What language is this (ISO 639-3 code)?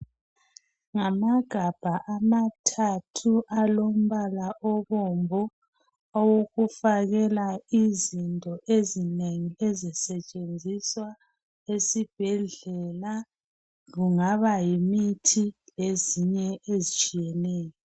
nde